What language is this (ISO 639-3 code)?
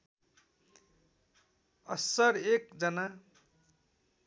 nep